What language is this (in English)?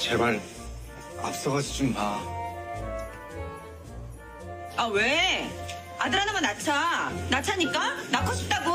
Korean